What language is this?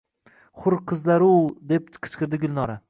Uzbek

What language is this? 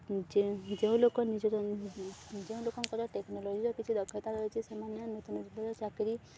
Odia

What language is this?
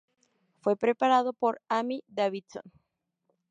Spanish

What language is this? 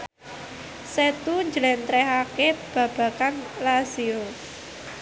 Javanese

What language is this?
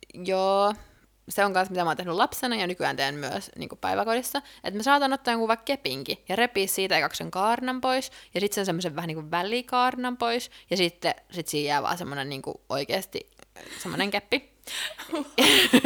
Finnish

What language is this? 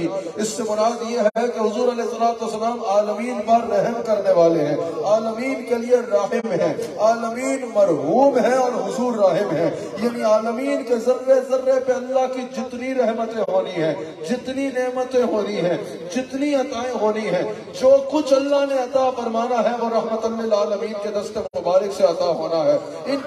Arabic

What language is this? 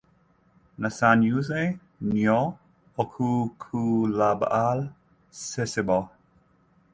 Ganda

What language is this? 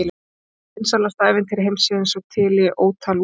Icelandic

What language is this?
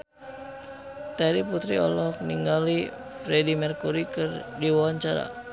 Sundanese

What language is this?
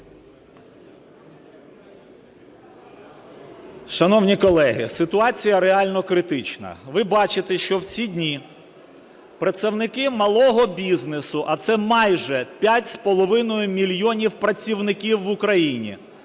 Ukrainian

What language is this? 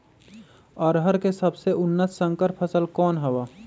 Magahi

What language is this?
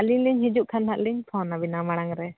Santali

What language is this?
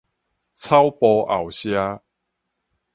Min Nan Chinese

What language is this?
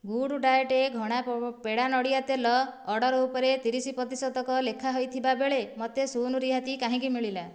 Odia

